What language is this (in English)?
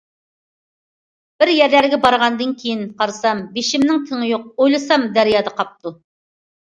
Uyghur